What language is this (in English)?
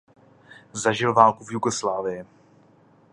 Czech